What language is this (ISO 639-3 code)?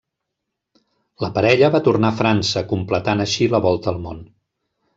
cat